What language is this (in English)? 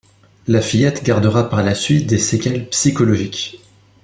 French